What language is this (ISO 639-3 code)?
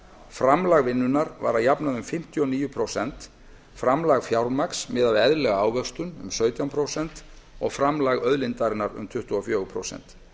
isl